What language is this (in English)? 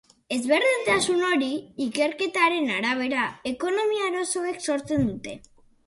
Basque